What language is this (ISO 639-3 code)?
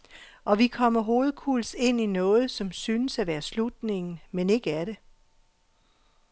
dan